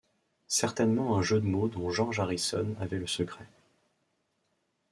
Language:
French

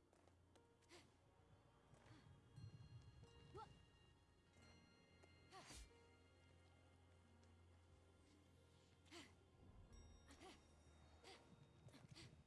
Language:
Portuguese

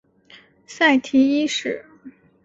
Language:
Chinese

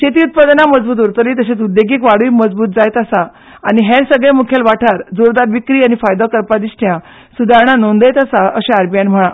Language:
Konkani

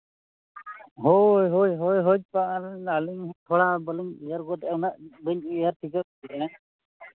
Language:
Santali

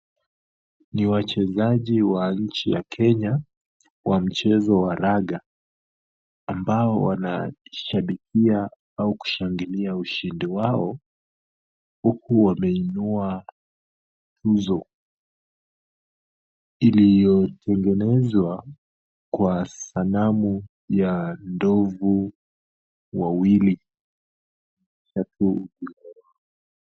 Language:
Swahili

